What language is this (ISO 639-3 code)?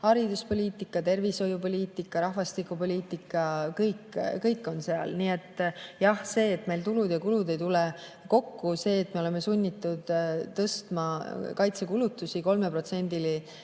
est